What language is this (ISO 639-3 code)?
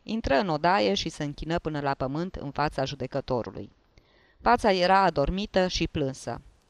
ron